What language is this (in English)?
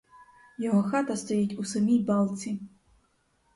Ukrainian